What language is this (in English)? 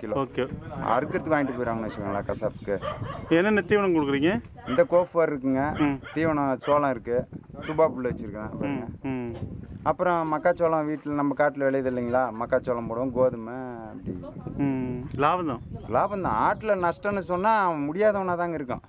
Arabic